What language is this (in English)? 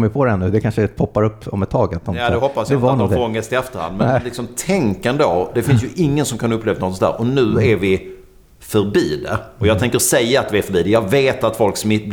Swedish